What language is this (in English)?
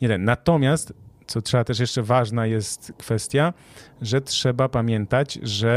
Polish